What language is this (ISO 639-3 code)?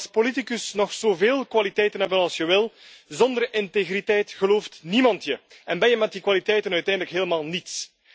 nld